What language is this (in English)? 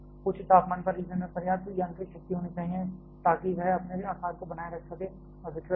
Hindi